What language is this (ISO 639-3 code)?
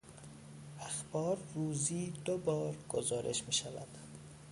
fas